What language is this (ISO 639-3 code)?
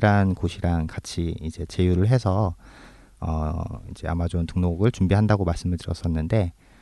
kor